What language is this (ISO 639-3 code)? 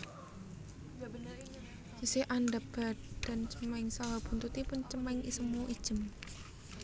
jav